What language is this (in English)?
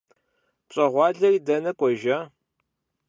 Kabardian